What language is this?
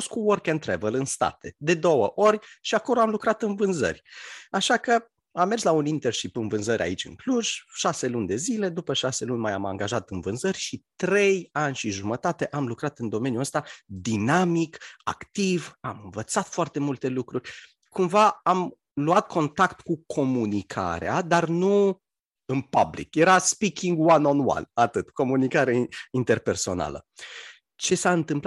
Romanian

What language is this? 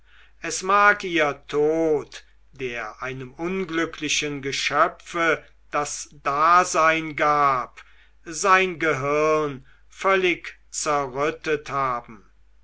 German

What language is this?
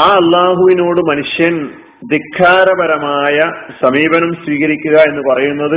Malayalam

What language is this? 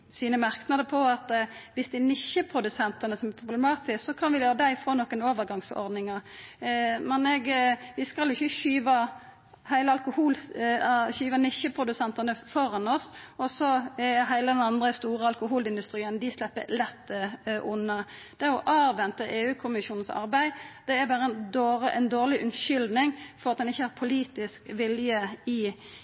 Norwegian Nynorsk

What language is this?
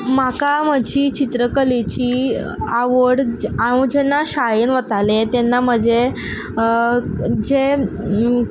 Konkani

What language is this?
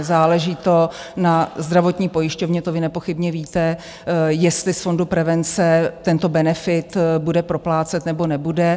Czech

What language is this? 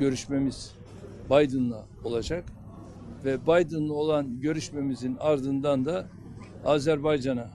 Turkish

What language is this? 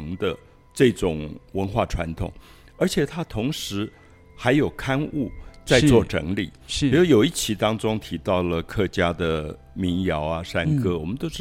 Chinese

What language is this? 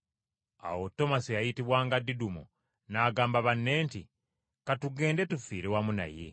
Ganda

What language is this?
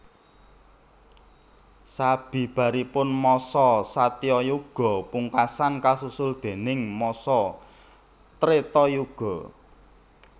Javanese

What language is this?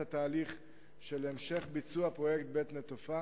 Hebrew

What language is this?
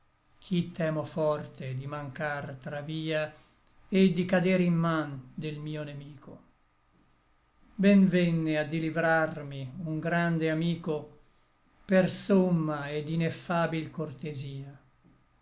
Italian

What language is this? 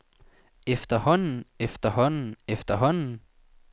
Danish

